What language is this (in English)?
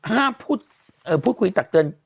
Thai